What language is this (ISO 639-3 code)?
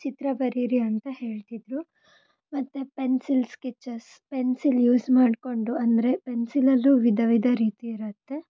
kan